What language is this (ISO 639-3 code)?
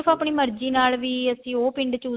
pan